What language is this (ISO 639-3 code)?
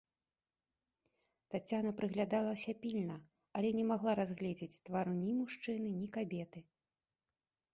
bel